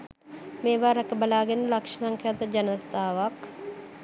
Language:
Sinhala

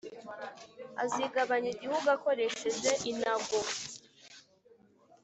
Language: Kinyarwanda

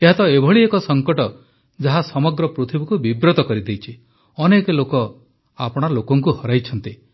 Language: Odia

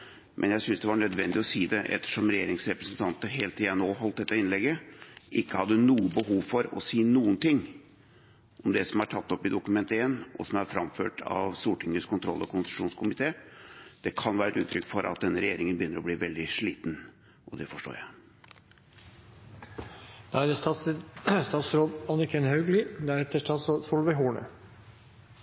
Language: Norwegian Bokmål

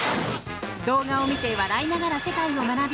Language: Japanese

